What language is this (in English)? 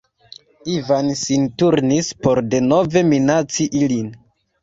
Esperanto